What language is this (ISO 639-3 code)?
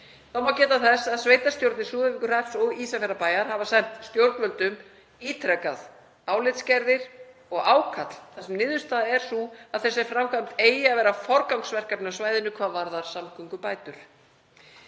isl